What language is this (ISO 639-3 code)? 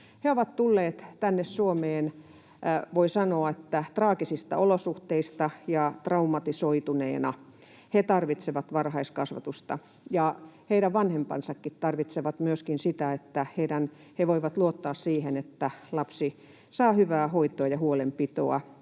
fin